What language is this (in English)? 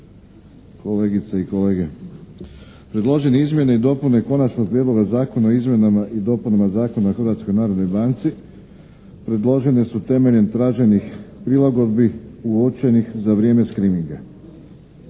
Croatian